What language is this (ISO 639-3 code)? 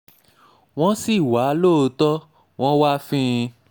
yor